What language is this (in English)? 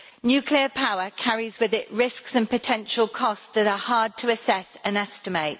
English